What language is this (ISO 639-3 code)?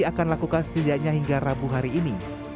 ind